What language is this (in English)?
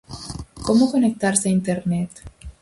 Galician